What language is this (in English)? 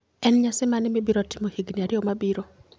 Luo (Kenya and Tanzania)